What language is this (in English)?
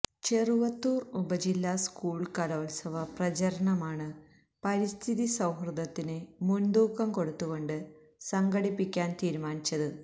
Malayalam